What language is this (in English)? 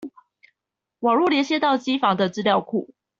Chinese